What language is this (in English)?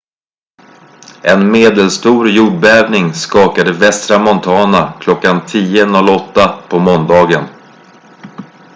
Swedish